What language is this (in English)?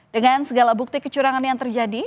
Indonesian